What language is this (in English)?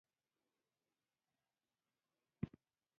Pashto